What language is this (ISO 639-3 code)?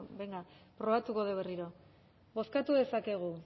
eus